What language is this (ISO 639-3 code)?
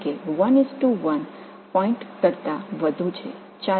tam